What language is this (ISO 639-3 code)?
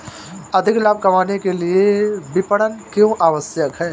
hin